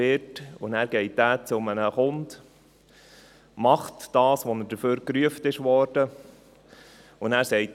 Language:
Swiss German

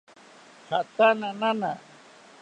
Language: South Ucayali Ashéninka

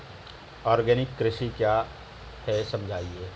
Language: Hindi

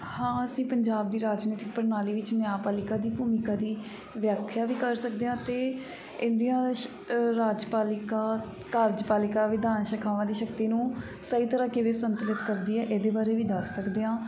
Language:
Punjabi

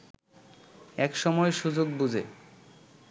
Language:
Bangla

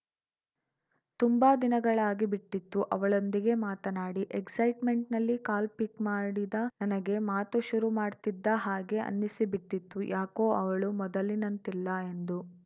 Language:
Kannada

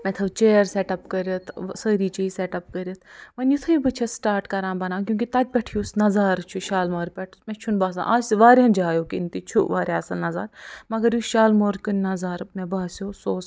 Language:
Kashmiri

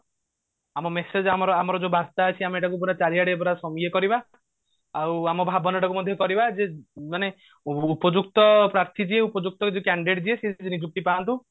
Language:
Odia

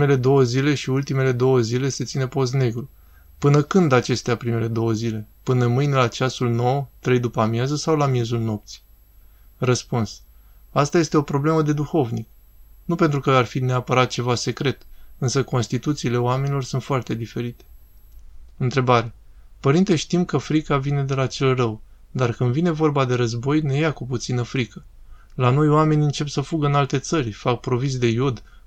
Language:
Romanian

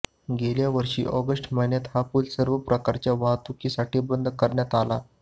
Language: Marathi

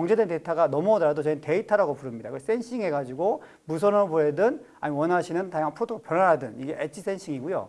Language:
Korean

